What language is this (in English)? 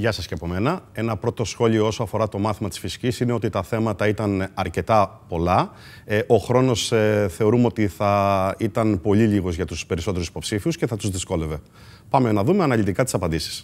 Greek